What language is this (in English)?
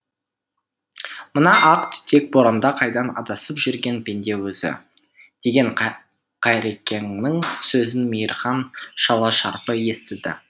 Kazakh